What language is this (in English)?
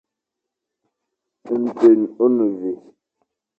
Fang